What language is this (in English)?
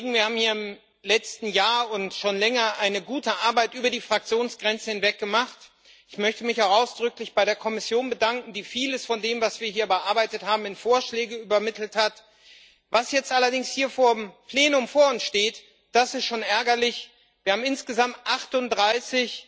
German